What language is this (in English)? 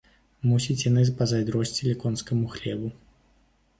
Belarusian